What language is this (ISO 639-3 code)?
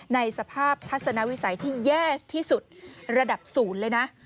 tha